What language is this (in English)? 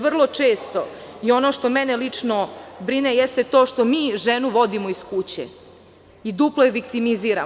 Serbian